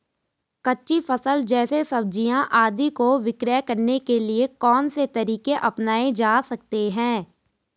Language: Hindi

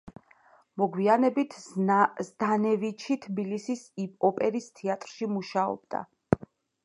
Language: Georgian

